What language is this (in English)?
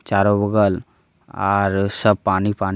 Magahi